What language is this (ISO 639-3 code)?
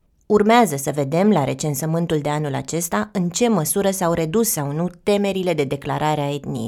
ron